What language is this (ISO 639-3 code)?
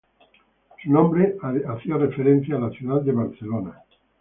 spa